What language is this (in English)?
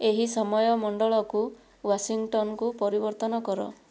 Odia